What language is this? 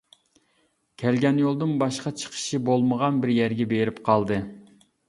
Uyghur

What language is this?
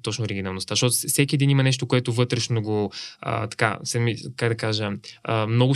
Bulgarian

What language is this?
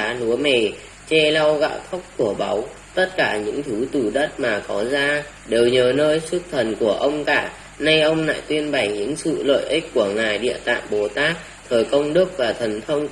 Vietnamese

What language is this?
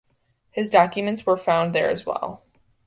English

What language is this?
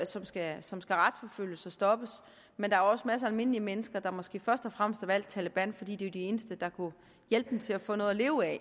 Danish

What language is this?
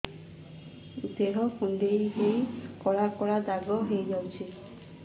Odia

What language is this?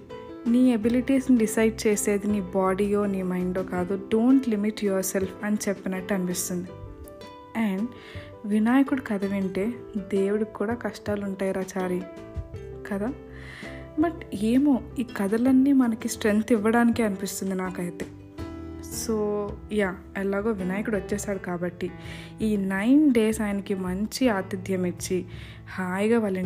Telugu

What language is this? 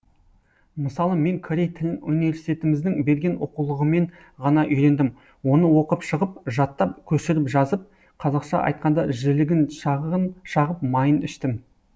Kazakh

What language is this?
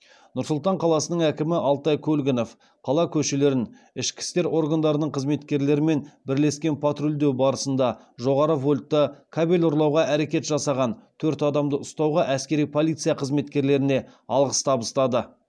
Kazakh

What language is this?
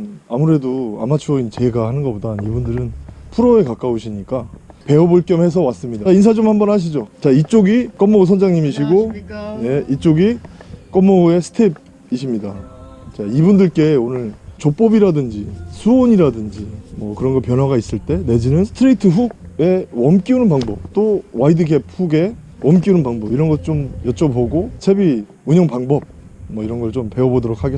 Korean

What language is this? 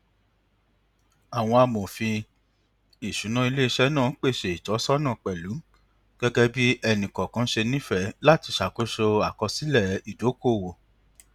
Yoruba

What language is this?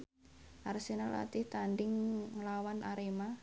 Javanese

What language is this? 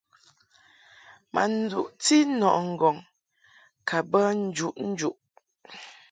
Mungaka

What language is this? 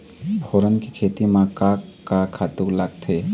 Chhattisgarhi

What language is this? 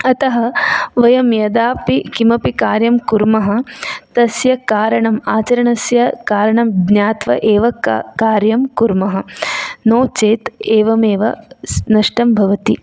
Sanskrit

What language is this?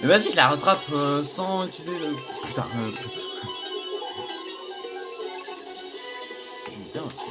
French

